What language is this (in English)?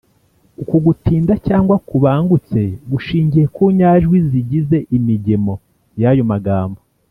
Kinyarwanda